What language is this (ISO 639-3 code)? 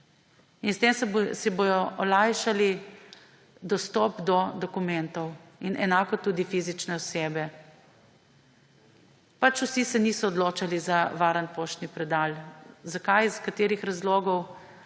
slv